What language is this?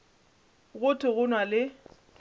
Northern Sotho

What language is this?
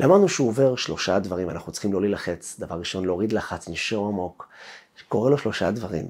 Hebrew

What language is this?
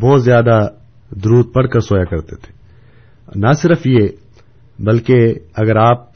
Urdu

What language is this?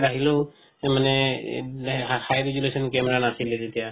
Assamese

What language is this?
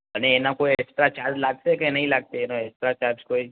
Gujarati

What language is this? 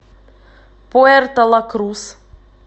Russian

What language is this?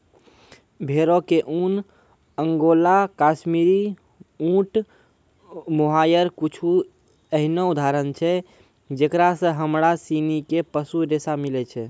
Maithili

